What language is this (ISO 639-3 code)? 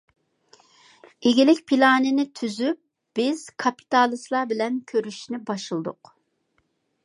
uig